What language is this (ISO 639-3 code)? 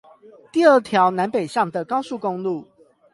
zho